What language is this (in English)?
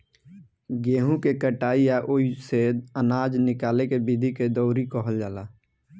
Bhojpuri